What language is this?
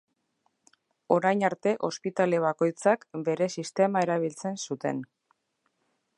Basque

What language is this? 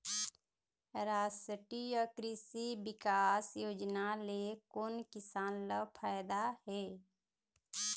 Chhattisgarhi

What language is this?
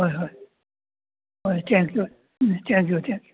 Manipuri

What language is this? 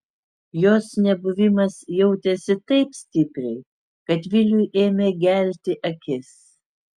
Lithuanian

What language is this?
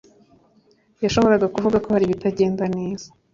Kinyarwanda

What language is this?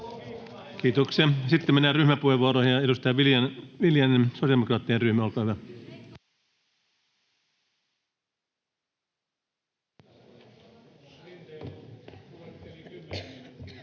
Finnish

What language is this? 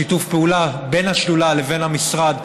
Hebrew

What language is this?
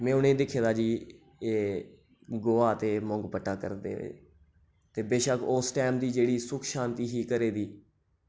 Dogri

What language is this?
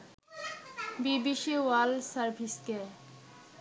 Bangla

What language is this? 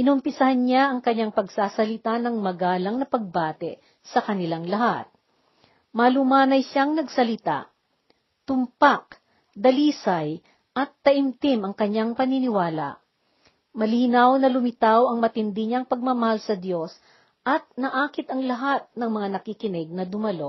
Filipino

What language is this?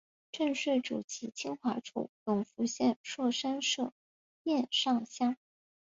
Chinese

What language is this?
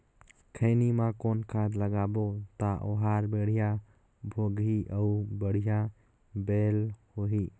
Chhattisgarhi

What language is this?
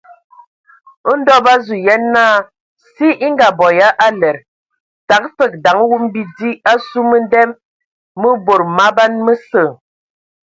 Ewondo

